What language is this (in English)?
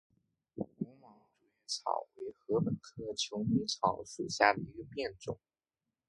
Chinese